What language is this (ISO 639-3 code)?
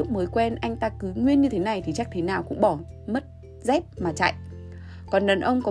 vie